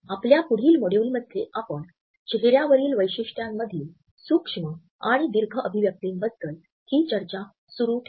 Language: Marathi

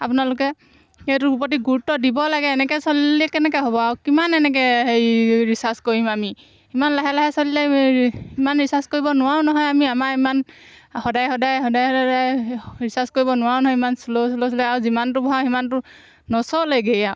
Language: Assamese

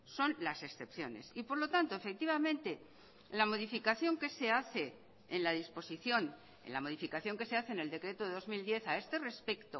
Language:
Spanish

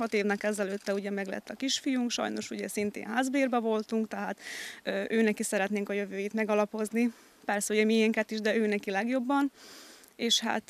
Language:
Hungarian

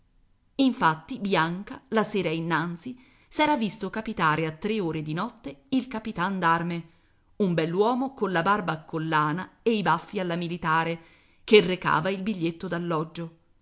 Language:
Italian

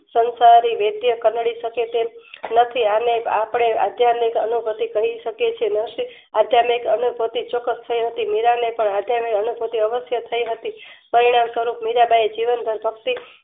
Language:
Gujarati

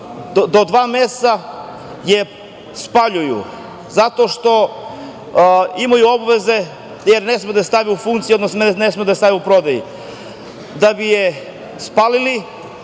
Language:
Serbian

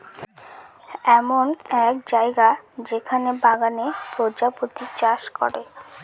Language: Bangla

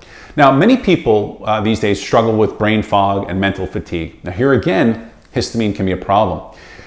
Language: English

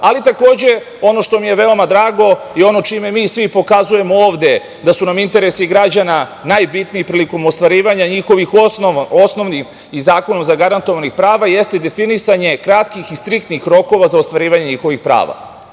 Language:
Serbian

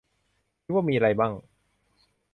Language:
Thai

